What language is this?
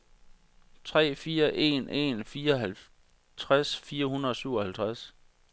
Danish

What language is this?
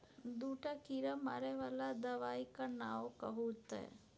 Maithili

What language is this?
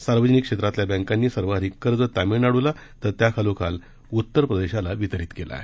Marathi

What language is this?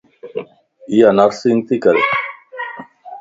Lasi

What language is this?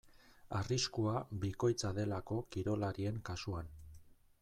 Basque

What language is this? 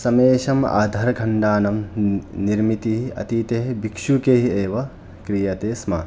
Sanskrit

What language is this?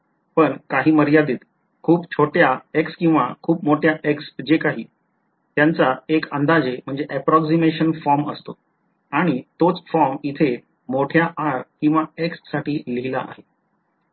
Marathi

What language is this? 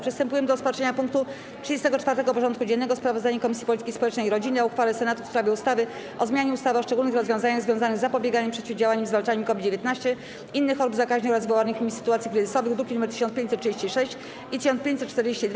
Polish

